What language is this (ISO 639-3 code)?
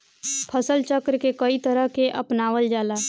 bho